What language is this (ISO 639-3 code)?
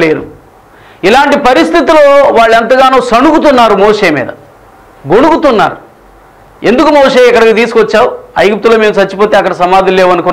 tel